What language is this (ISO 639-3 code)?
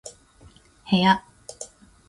jpn